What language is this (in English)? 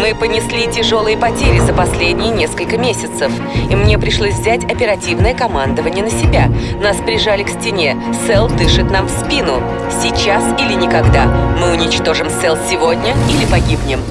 Russian